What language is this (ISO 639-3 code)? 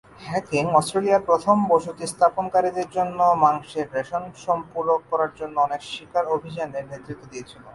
ben